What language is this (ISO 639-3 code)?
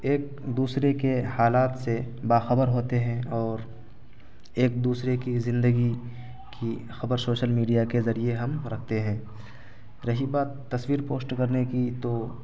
urd